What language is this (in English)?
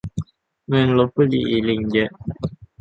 Thai